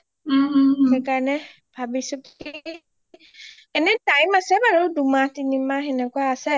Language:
Assamese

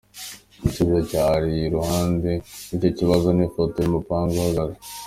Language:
Kinyarwanda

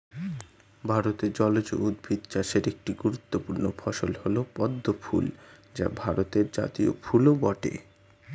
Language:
Bangla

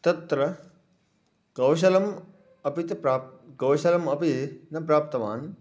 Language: Sanskrit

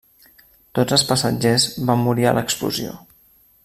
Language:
Catalan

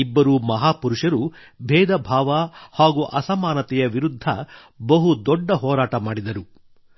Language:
Kannada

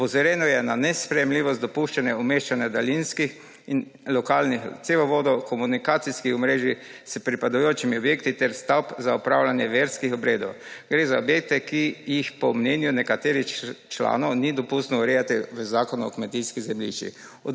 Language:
Slovenian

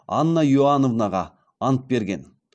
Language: Kazakh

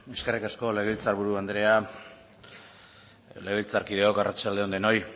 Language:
Basque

